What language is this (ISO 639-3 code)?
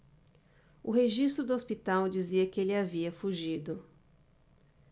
por